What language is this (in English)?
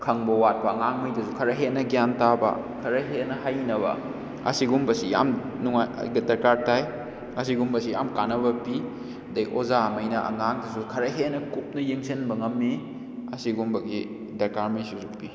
Manipuri